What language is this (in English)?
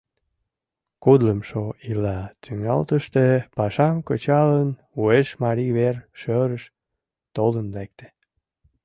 Mari